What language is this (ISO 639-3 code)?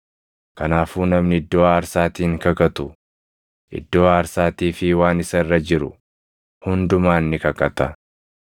orm